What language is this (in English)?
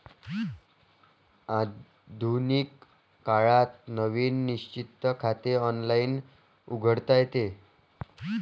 Marathi